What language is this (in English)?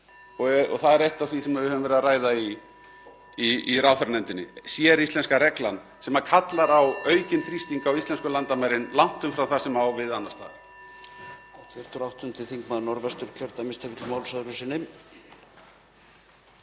Icelandic